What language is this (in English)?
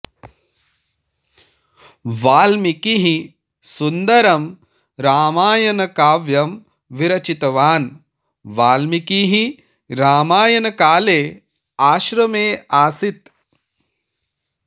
Sanskrit